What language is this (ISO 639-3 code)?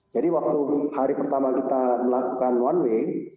ind